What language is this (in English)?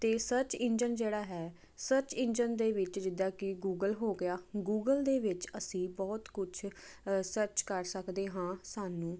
Punjabi